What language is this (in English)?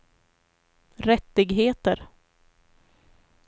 Swedish